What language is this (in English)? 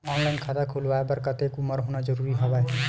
Chhattisgarhi